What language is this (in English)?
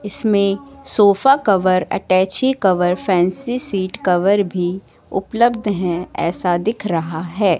Hindi